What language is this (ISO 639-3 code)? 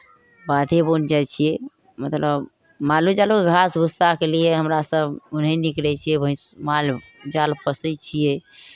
mai